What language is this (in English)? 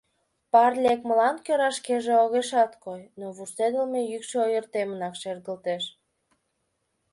Mari